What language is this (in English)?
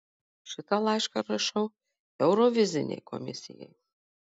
Lithuanian